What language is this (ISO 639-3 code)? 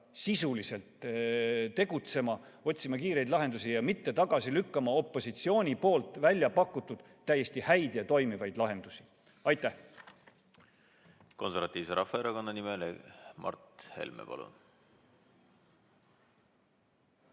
est